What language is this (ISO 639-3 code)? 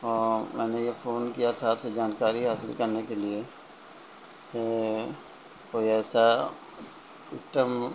urd